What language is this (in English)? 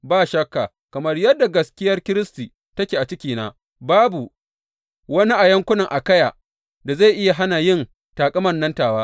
Hausa